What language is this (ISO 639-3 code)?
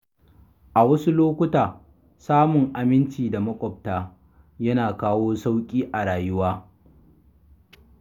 hau